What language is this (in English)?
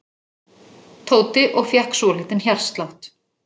Icelandic